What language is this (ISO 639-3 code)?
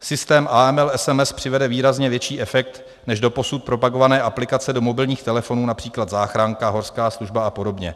ces